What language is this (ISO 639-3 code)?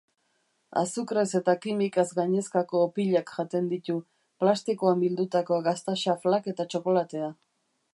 eus